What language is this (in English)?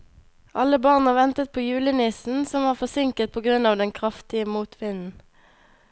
Norwegian